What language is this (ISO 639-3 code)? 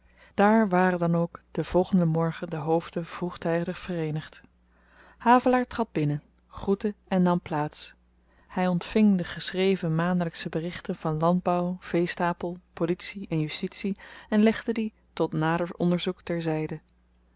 nld